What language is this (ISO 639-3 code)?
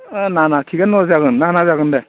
brx